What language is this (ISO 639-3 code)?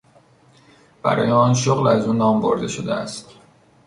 fas